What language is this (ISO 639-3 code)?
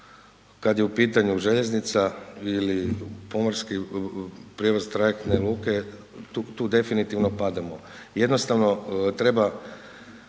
hrv